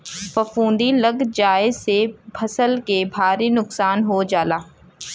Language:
Bhojpuri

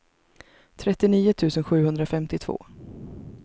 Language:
Swedish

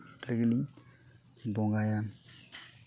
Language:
Santali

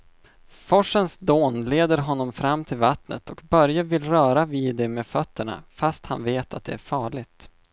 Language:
Swedish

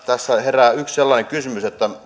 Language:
Finnish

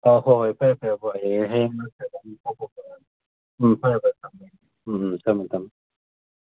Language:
Manipuri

